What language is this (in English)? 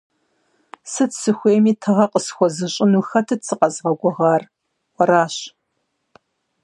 Kabardian